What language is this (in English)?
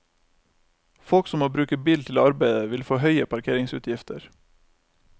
Norwegian